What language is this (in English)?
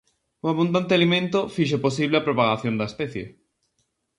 Galician